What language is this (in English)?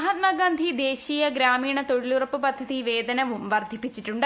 Malayalam